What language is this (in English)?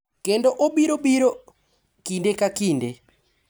Luo (Kenya and Tanzania)